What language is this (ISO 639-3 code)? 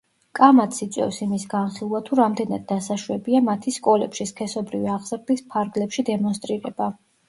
kat